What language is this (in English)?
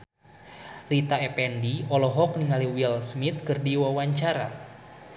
Sundanese